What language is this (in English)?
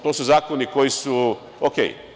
Serbian